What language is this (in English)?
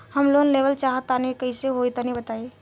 Bhojpuri